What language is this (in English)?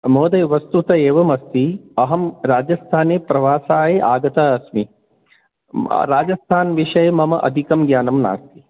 Sanskrit